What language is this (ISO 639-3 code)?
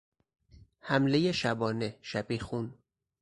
fas